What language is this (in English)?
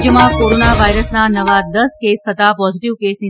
Gujarati